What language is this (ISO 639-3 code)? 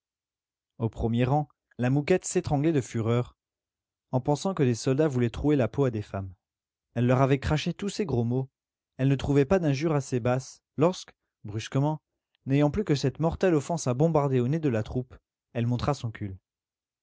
fra